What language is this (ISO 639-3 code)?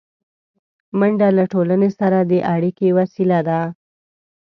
pus